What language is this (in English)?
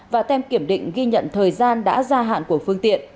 Vietnamese